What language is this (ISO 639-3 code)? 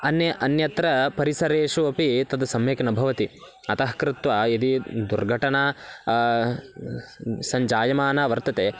san